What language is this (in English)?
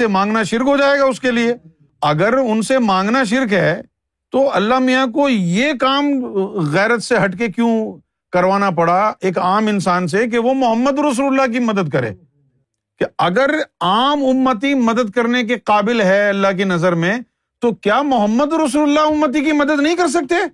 Urdu